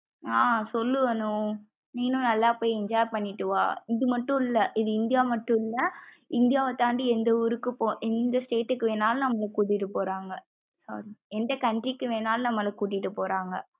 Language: Tamil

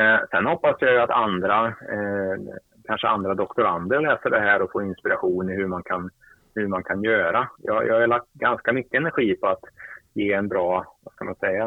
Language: Swedish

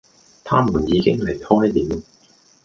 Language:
Cantonese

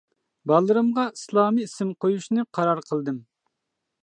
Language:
Uyghur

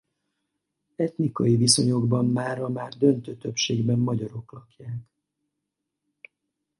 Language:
Hungarian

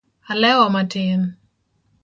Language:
Luo (Kenya and Tanzania)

